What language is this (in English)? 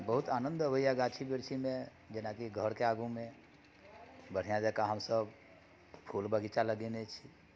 Maithili